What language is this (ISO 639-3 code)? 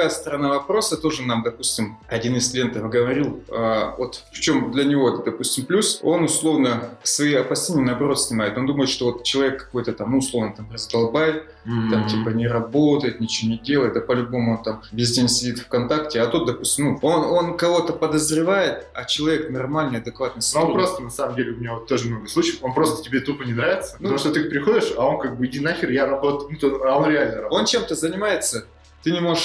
rus